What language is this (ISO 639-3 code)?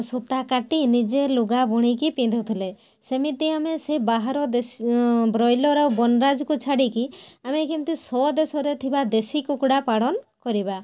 ori